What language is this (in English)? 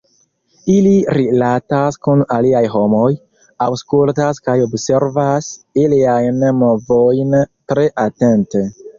Esperanto